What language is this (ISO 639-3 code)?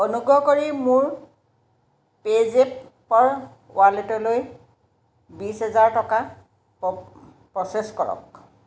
asm